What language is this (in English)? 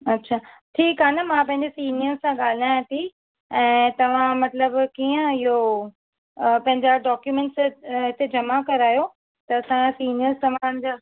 Sindhi